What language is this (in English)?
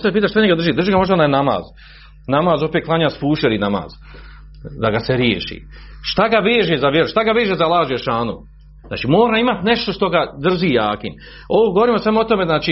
Croatian